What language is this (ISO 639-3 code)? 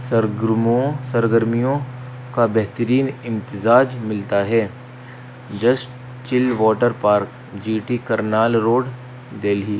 urd